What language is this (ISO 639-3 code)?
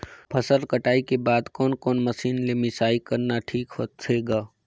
hne